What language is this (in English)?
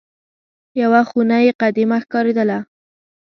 Pashto